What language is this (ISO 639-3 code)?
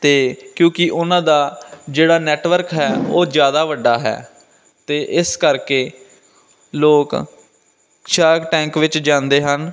pan